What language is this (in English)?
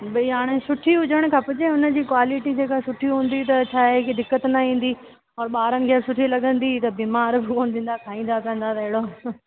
Sindhi